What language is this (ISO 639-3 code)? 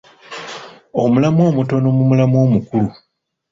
lug